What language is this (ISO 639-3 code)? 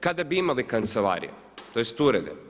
hrv